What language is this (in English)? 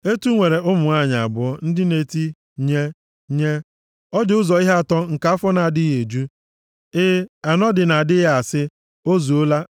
Igbo